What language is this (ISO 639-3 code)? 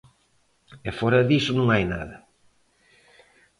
glg